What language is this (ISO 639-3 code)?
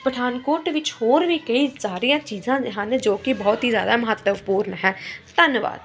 pan